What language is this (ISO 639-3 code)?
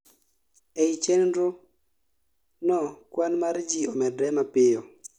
luo